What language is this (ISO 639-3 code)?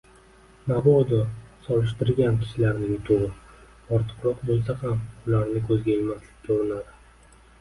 uzb